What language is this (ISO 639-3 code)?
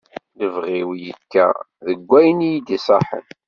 kab